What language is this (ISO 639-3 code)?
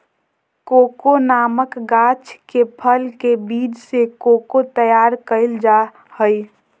mag